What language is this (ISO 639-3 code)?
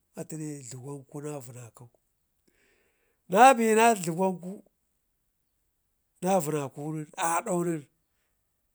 ngi